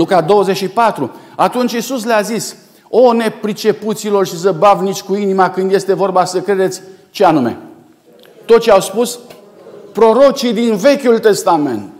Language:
Romanian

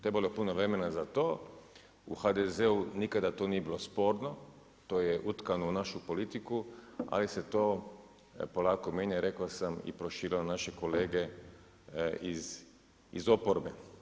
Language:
Croatian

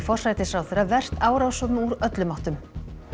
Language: Icelandic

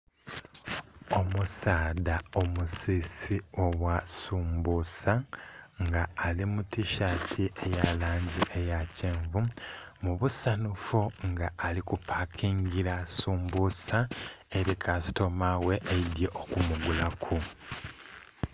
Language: Soga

